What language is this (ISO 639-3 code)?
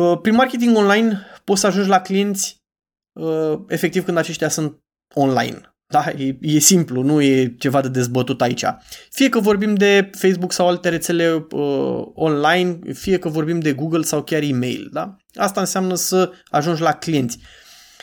ron